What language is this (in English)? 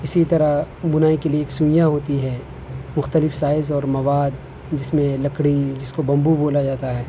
Urdu